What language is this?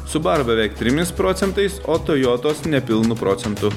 Lithuanian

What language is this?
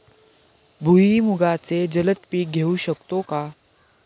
Marathi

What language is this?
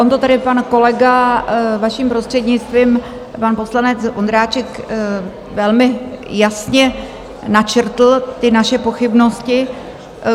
Czech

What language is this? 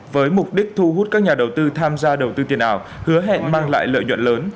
Vietnamese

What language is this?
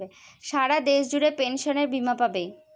Bangla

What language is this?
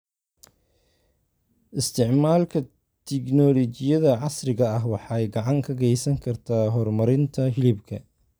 Somali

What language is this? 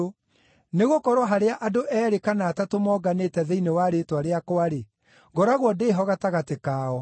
Kikuyu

